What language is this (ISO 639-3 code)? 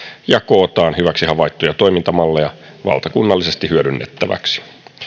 fin